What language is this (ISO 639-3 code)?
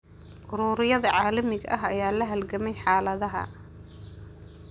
som